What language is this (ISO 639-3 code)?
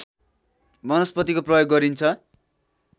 nep